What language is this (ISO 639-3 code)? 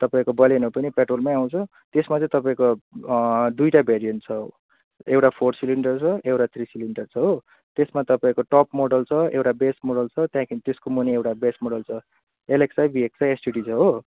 nep